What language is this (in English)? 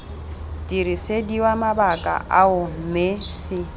Tswana